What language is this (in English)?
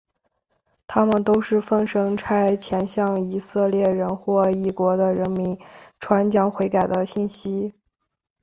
Chinese